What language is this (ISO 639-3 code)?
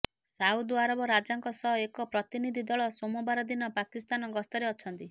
ori